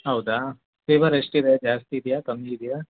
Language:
Kannada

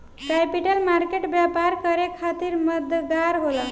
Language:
Bhojpuri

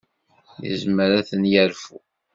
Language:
Kabyle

